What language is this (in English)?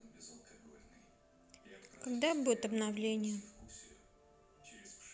Russian